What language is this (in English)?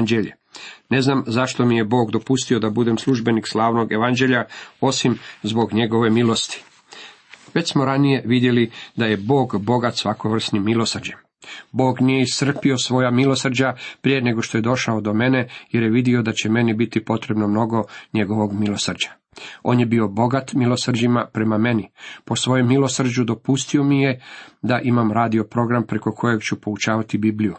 Croatian